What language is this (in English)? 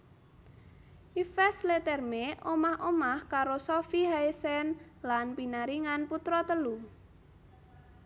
Javanese